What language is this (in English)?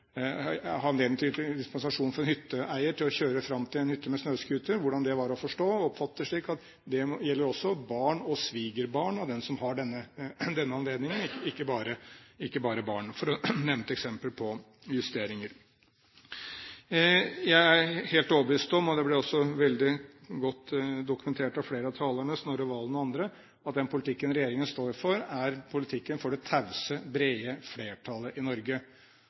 Norwegian Bokmål